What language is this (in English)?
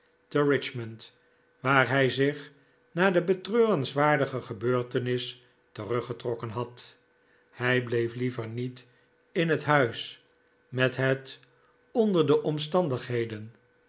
Dutch